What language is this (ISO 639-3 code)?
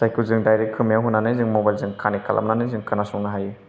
brx